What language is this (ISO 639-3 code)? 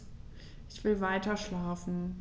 deu